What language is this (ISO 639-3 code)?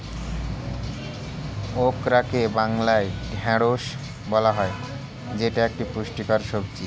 ben